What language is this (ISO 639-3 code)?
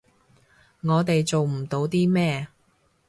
yue